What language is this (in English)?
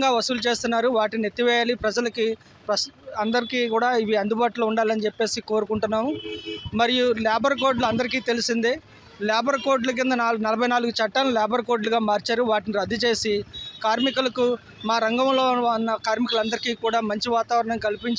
Telugu